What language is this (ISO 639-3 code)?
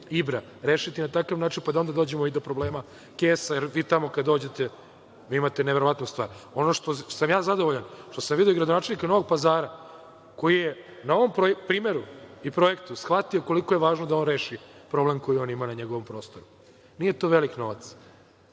srp